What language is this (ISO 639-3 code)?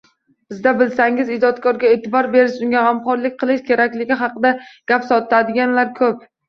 uzb